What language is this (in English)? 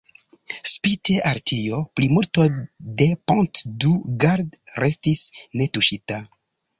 Esperanto